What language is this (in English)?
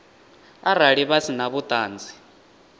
Venda